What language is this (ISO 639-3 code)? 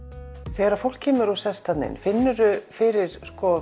isl